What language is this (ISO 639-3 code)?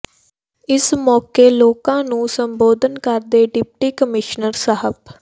pan